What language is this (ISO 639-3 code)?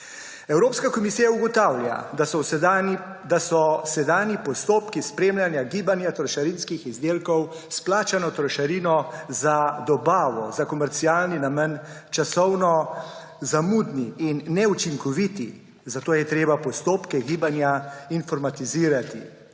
slv